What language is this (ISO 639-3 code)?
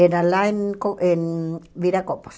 por